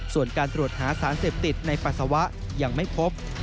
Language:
Thai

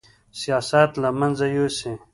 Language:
Pashto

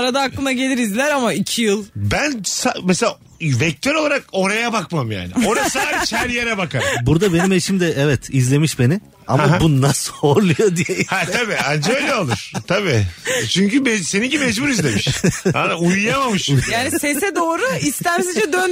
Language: Turkish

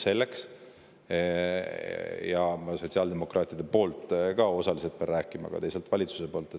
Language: Estonian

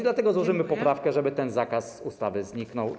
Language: Polish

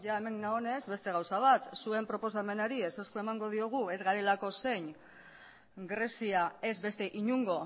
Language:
Basque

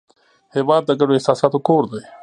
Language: Pashto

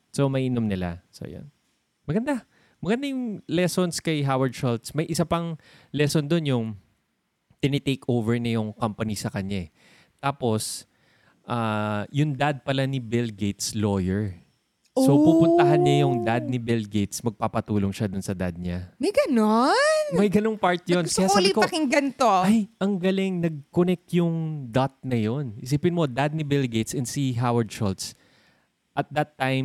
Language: Filipino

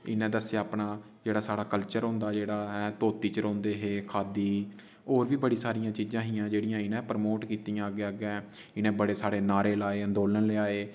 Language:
Dogri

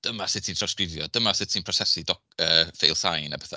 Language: Welsh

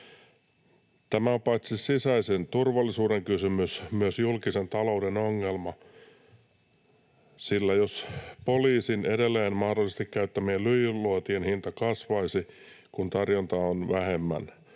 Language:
Finnish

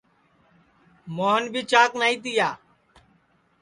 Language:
Sansi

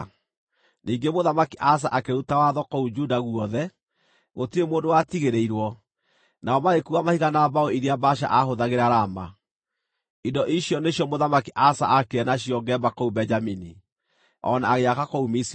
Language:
Kikuyu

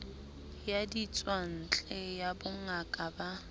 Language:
Southern Sotho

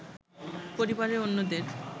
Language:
Bangla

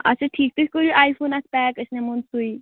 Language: Kashmiri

